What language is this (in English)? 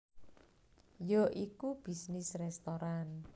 Javanese